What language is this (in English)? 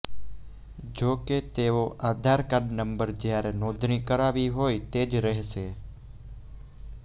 Gujarati